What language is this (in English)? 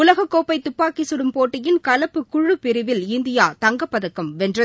Tamil